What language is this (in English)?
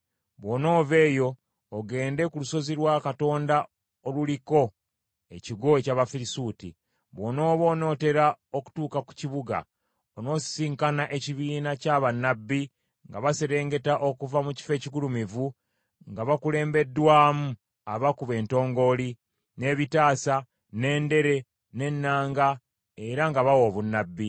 Ganda